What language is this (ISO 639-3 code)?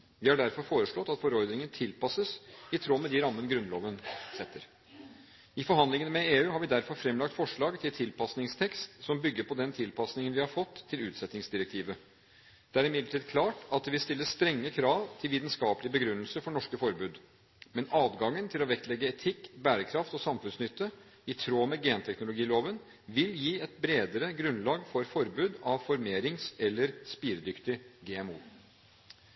nob